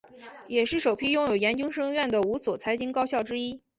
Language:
Chinese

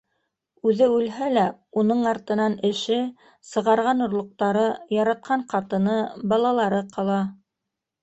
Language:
Bashkir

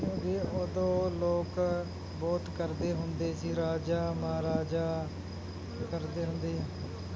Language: Punjabi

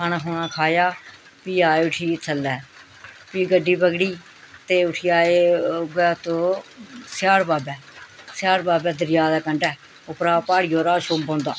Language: Dogri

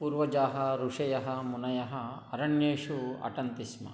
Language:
Sanskrit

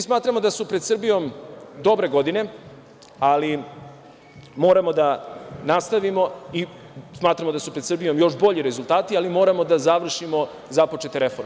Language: Serbian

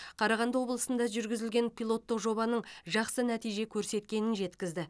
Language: Kazakh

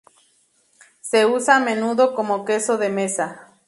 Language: Spanish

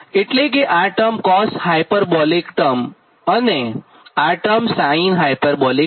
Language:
Gujarati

